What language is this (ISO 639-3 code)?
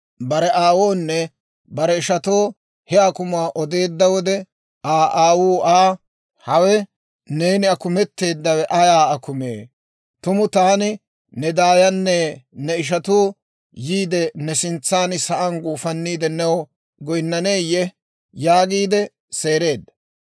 dwr